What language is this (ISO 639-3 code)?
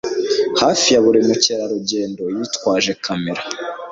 kin